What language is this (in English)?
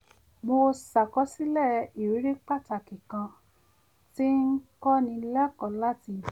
Yoruba